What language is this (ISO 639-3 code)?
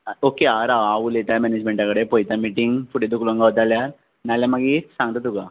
kok